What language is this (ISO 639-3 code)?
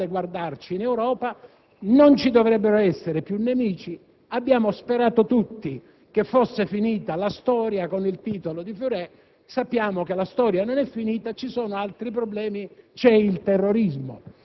ita